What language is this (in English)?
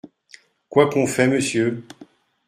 French